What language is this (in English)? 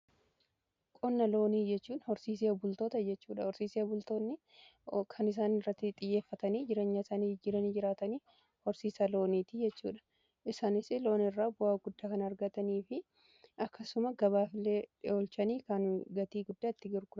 Oromo